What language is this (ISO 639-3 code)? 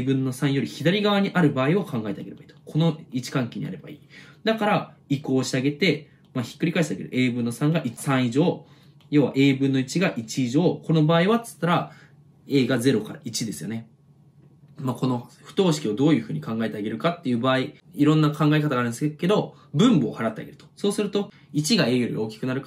jpn